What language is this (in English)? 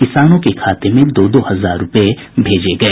Hindi